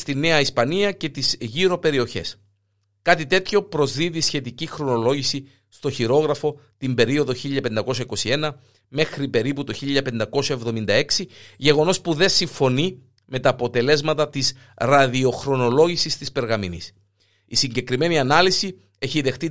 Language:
Greek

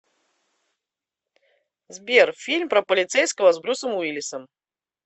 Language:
Russian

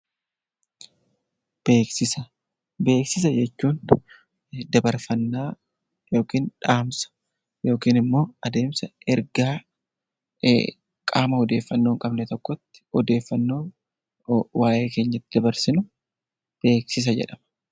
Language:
Oromo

